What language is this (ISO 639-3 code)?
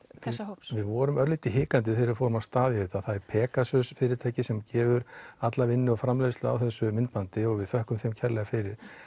isl